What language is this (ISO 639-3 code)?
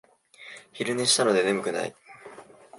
jpn